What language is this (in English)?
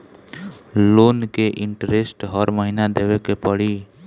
Bhojpuri